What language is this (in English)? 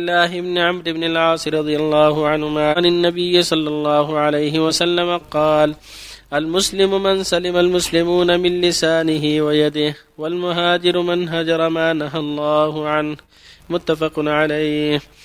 Arabic